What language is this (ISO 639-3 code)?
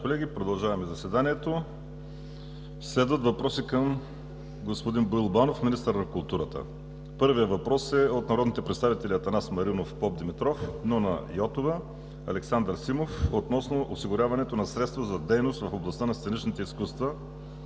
bul